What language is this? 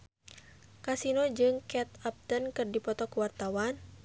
Sundanese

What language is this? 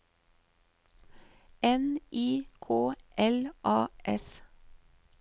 Norwegian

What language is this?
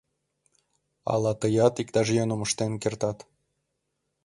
Mari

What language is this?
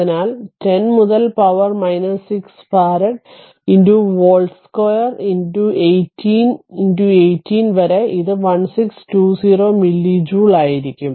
Malayalam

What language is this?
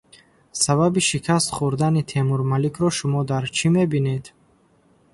Tajik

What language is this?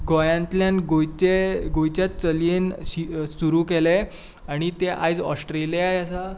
Konkani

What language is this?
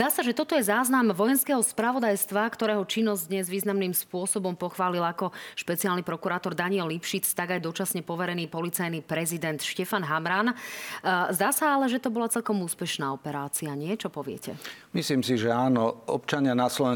Slovak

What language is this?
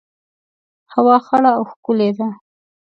Pashto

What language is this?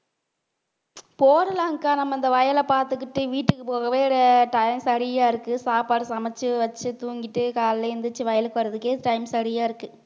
Tamil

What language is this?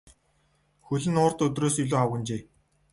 Mongolian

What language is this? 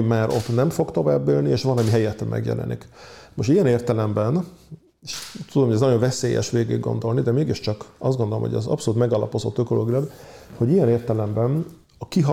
Hungarian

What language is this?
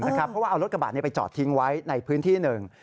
Thai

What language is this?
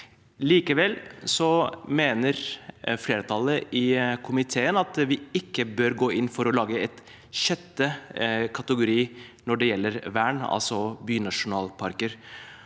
Norwegian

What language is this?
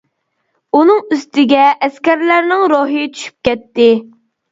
Uyghur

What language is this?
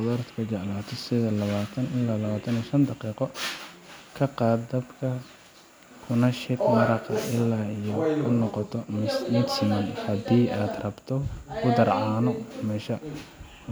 Somali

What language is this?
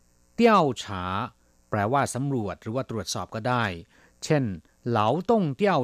Thai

